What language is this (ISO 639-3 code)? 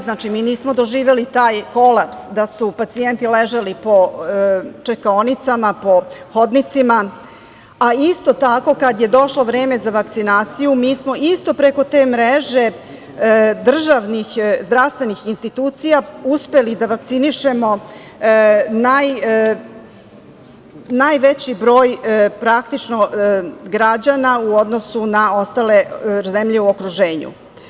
srp